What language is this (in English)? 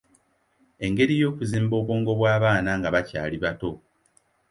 Ganda